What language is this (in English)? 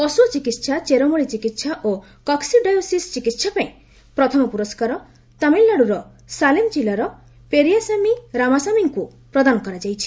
Odia